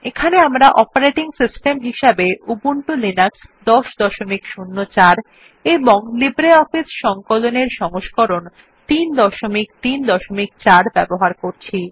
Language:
Bangla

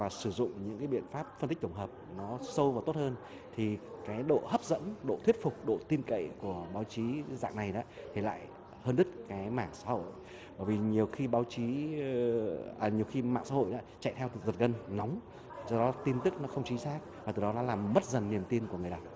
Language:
Vietnamese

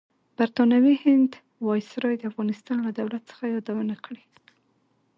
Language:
Pashto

